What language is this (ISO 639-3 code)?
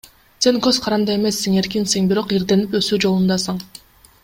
kir